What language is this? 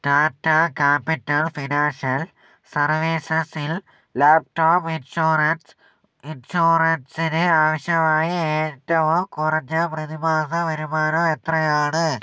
Malayalam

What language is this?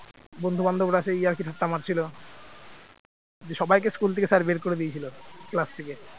Bangla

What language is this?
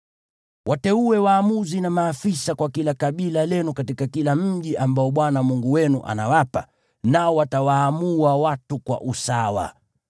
Swahili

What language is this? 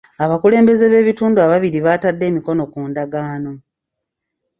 Ganda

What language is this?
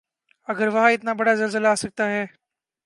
Urdu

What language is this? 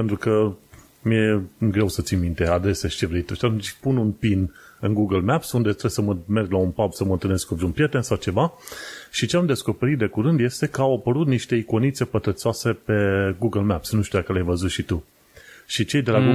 Romanian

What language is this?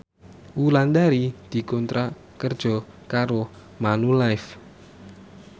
Javanese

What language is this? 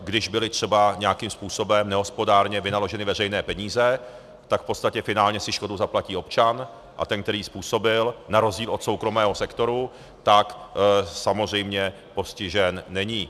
Czech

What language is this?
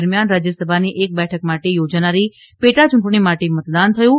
Gujarati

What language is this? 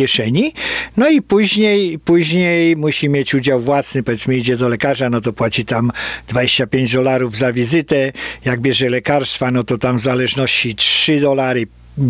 Polish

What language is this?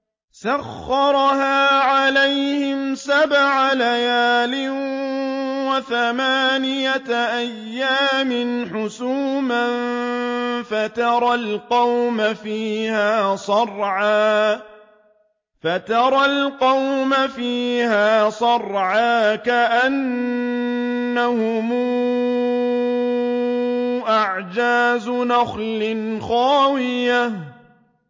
Arabic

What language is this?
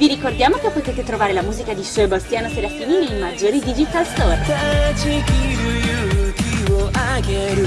Italian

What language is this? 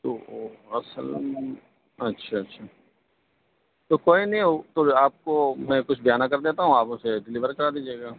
Urdu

